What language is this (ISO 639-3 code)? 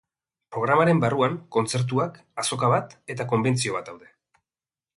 eus